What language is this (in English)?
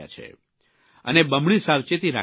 Gujarati